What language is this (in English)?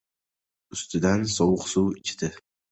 Uzbek